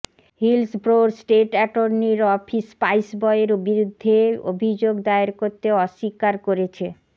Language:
Bangla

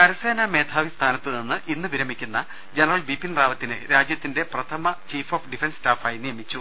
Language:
Malayalam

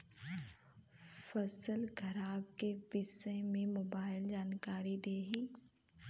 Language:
Bhojpuri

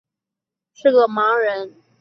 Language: Chinese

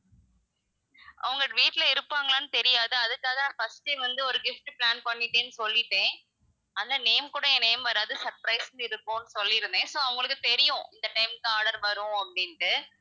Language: Tamil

